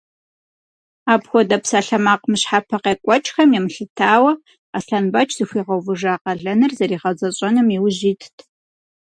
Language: Kabardian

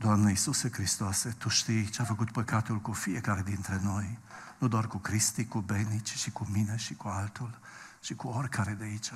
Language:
Romanian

